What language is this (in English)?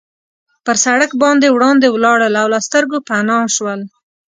Pashto